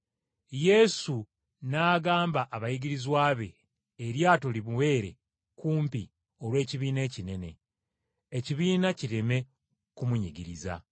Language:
Ganda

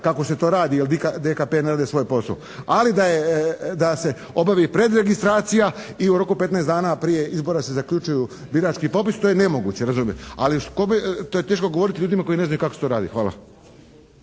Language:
Croatian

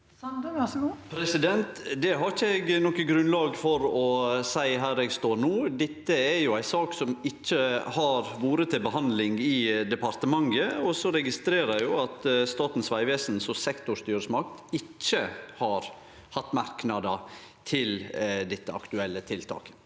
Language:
Norwegian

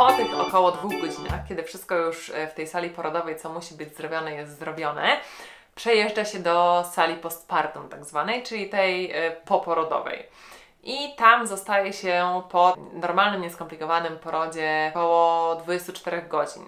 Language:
Polish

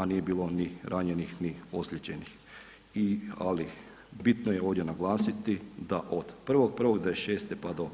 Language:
Croatian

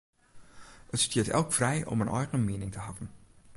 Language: Western Frisian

